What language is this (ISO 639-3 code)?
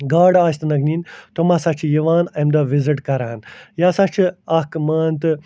kas